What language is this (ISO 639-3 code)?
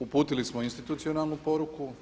hrv